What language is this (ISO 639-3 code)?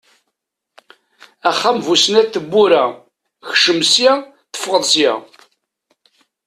kab